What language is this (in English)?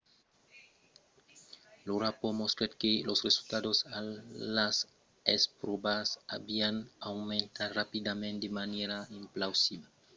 Occitan